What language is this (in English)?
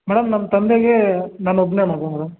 Kannada